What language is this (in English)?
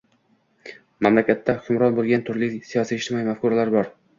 Uzbek